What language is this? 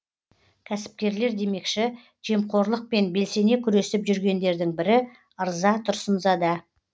Kazakh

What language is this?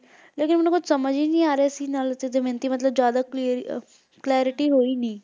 Punjabi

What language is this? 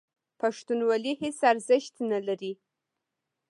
Pashto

